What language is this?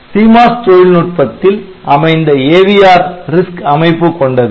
Tamil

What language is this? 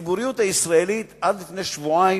Hebrew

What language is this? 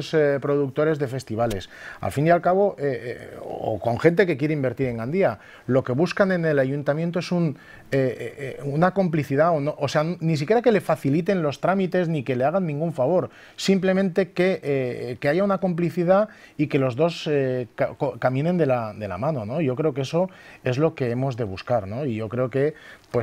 Spanish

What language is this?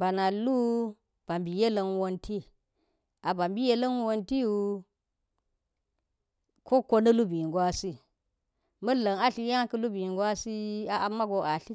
Geji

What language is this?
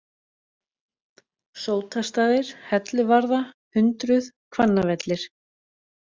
Icelandic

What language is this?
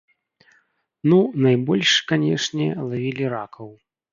Belarusian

